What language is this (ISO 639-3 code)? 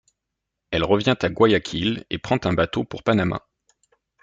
fra